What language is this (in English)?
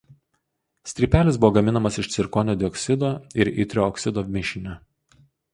Lithuanian